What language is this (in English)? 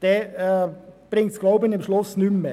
Swiss German